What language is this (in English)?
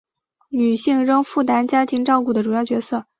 Chinese